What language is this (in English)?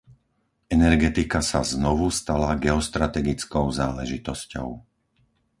Slovak